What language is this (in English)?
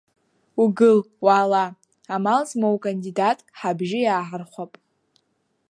Abkhazian